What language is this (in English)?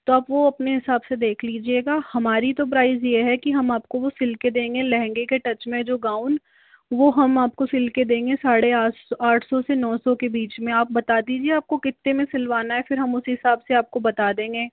Hindi